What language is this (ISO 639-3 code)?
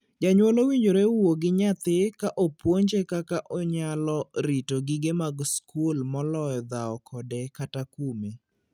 luo